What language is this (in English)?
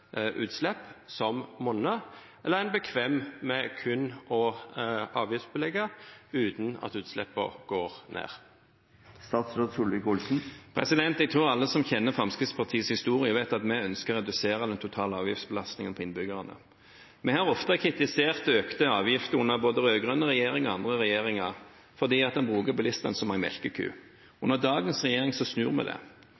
Norwegian